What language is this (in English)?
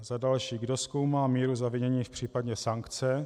Czech